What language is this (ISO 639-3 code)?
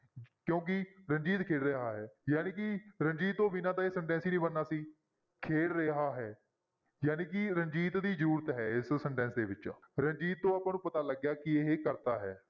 pan